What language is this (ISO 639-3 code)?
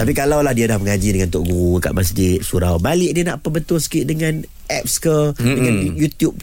msa